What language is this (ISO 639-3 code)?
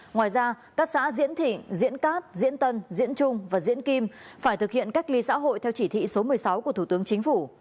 vie